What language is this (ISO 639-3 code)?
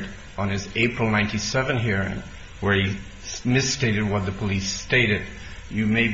eng